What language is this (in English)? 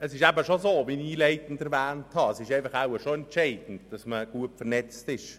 Swiss German